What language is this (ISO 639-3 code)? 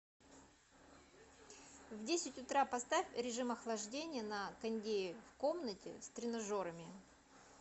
rus